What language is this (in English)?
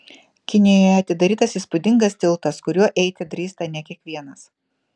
Lithuanian